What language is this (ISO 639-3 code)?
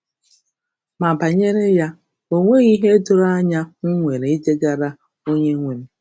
ibo